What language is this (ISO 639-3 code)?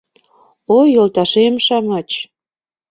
chm